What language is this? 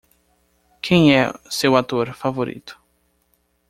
Portuguese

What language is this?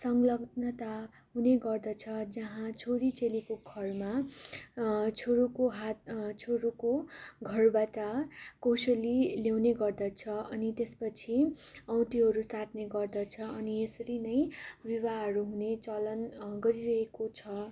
Nepali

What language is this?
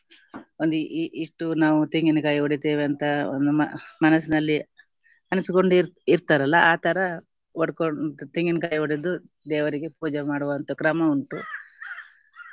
Kannada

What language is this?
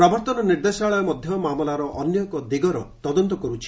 Odia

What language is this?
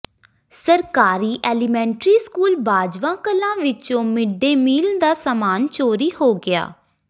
Punjabi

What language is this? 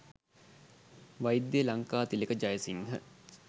Sinhala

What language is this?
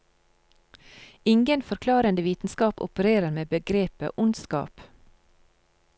Norwegian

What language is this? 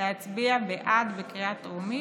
Hebrew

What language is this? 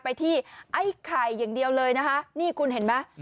Thai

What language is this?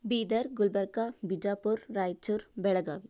Kannada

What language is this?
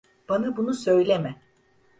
Turkish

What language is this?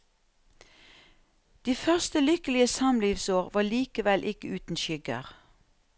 Norwegian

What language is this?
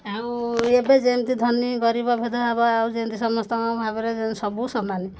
Odia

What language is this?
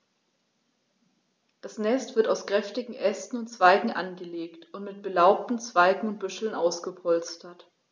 German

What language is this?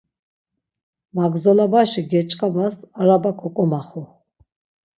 Laz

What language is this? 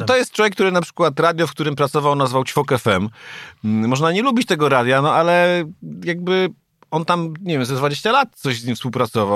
Polish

